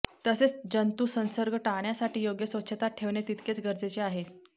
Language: Marathi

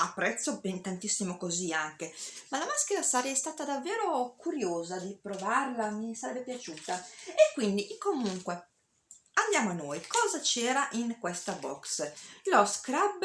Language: Italian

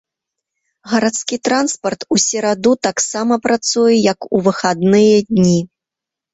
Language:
Belarusian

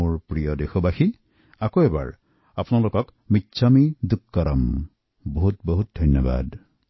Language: Assamese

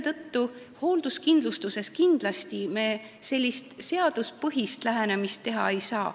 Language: Estonian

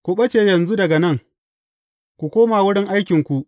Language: Hausa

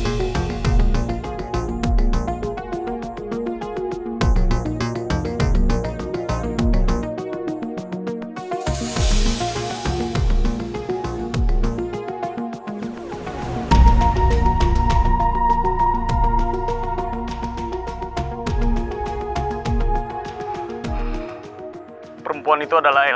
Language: Indonesian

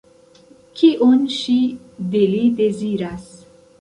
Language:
Esperanto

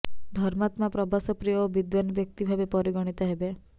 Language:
Odia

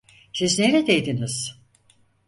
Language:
Turkish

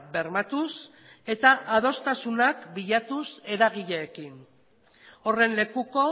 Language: Basque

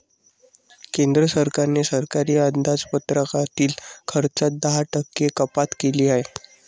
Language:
Marathi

